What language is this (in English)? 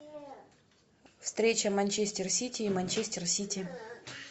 Russian